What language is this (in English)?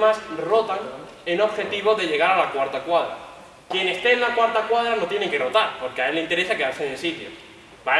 Spanish